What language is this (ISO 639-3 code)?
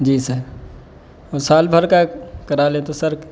urd